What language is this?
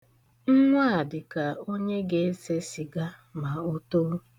Igbo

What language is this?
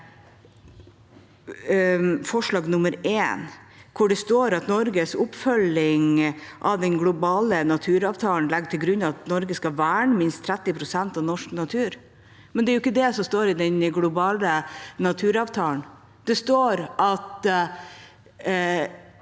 Norwegian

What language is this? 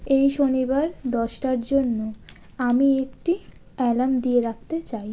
Bangla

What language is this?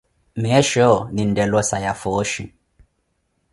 Koti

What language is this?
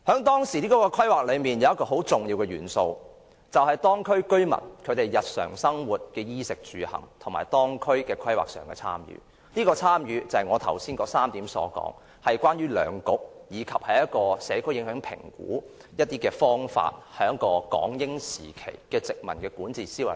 Cantonese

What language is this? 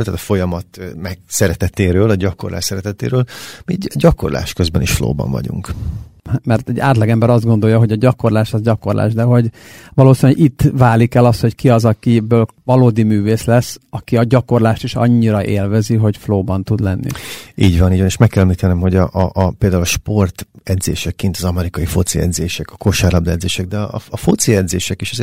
Hungarian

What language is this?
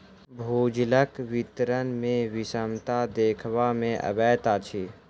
Maithili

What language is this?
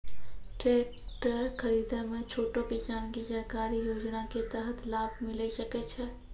Maithili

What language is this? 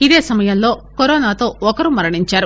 Telugu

